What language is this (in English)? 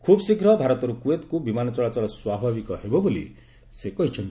Odia